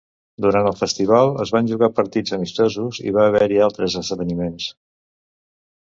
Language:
Catalan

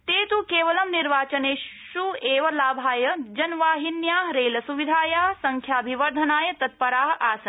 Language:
Sanskrit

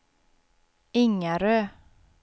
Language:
Swedish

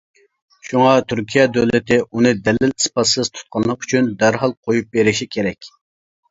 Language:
Uyghur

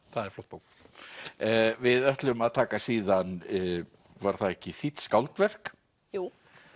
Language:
Icelandic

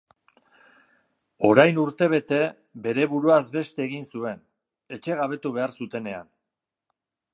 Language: Basque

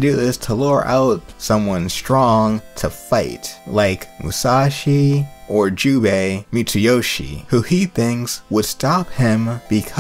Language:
English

